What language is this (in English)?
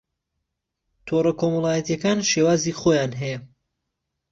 Central Kurdish